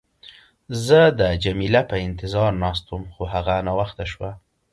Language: Pashto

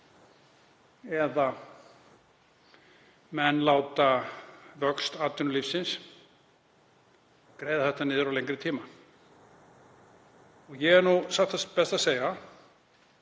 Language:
Icelandic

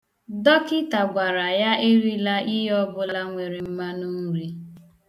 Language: Igbo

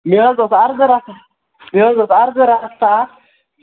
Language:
Kashmiri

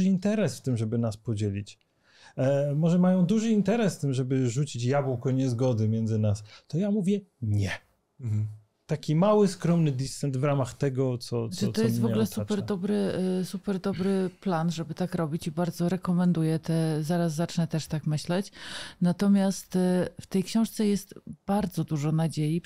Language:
Polish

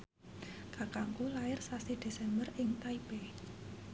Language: Javanese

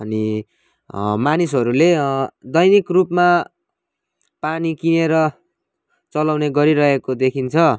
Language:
Nepali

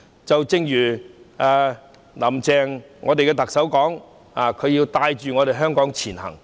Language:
Cantonese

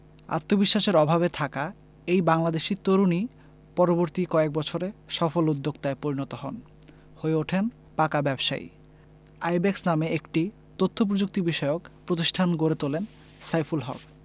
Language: Bangla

